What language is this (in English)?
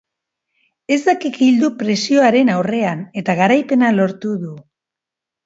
Basque